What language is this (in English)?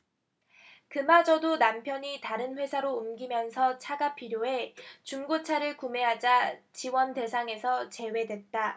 Korean